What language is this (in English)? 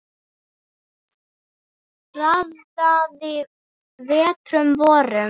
Icelandic